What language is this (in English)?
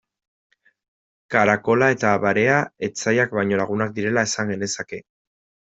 Basque